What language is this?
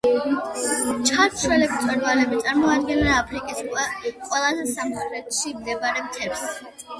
Georgian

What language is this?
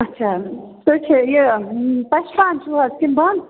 Kashmiri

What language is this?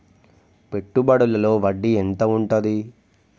Telugu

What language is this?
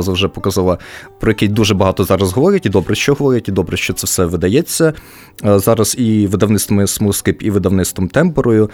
Ukrainian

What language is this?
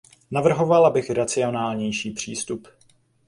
Czech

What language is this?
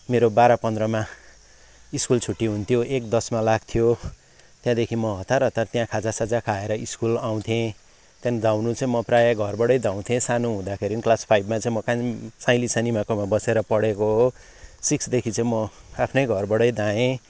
Nepali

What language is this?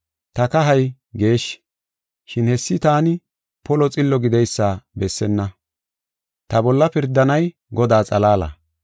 Gofa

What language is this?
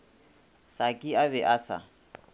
Northern Sotho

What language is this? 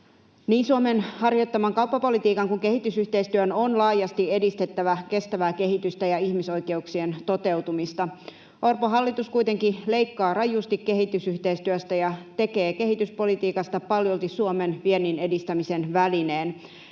Finnish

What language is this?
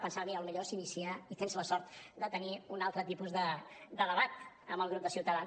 Catalan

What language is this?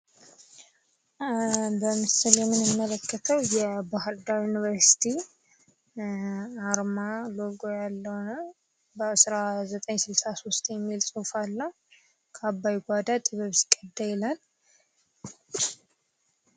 Amharic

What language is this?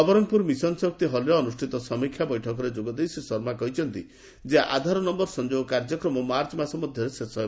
Odia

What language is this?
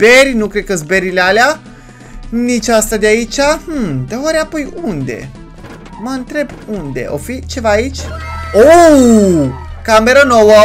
Romanian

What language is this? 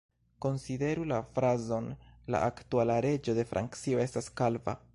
Esperanto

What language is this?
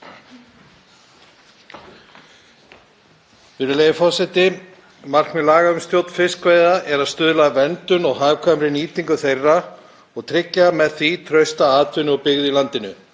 Icelandic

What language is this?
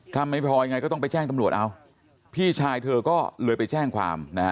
Thai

